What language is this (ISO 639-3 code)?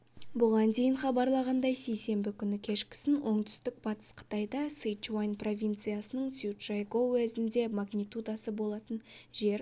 kaz